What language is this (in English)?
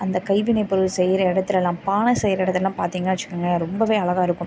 Tamil